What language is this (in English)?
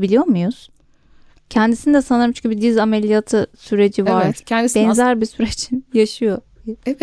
Turkish